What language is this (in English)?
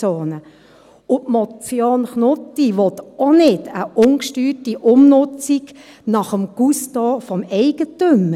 Swiss German